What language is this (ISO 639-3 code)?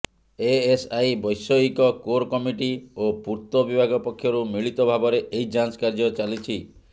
ori